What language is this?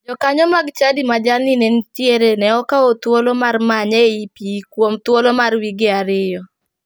Luo (Kenya and Tanzania)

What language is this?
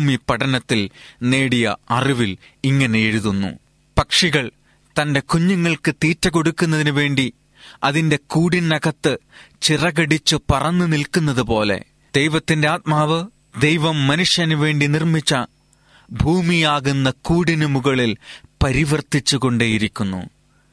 Malayalam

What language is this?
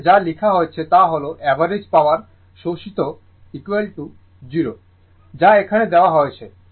Bangla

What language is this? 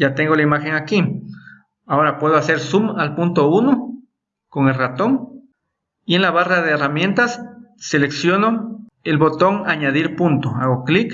Spanish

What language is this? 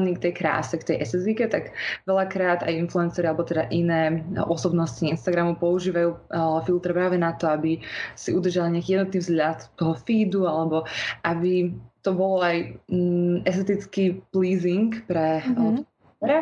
Slovak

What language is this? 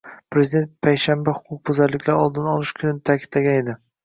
Uzbek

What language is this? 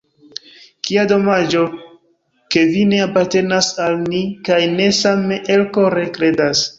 Esperanto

